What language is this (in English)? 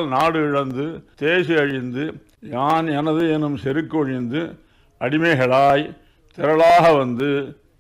Korean